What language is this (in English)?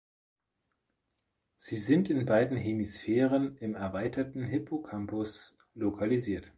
German